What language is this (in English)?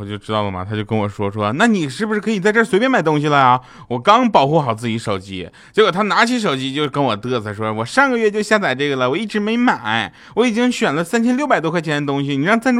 Chinese